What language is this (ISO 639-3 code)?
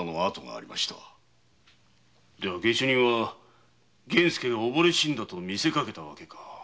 jpn